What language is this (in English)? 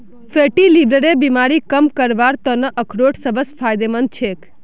Magahi